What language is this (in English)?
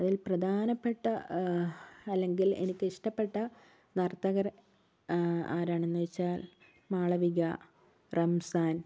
Malayalam